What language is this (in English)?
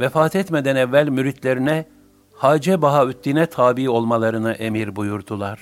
Turkish